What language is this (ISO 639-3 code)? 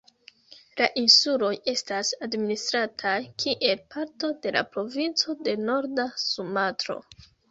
epo